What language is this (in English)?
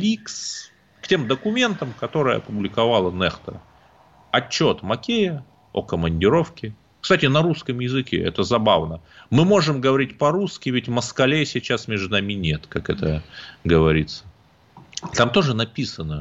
Russian